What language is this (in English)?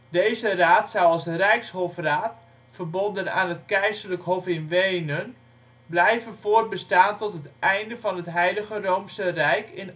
Dutch